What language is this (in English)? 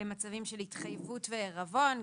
Hebrew